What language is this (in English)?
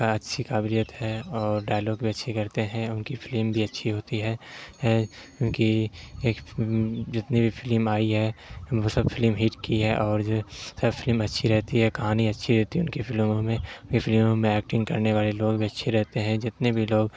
Urdu